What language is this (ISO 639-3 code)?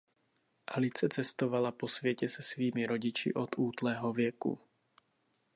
ces